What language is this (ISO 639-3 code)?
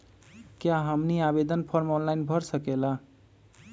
mag